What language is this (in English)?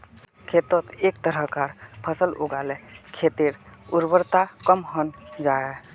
Magahi